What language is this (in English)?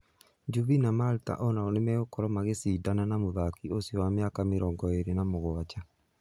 Kikuyu